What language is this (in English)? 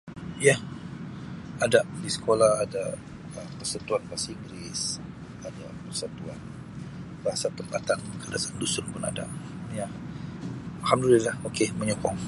Sabah Malay